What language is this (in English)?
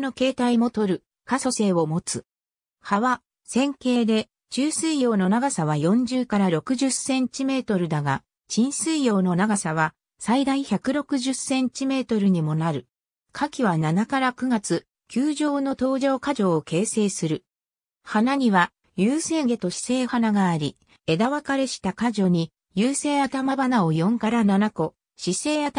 Japanese